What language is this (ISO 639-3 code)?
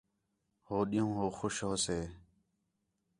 xhe